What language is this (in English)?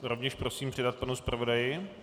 Czech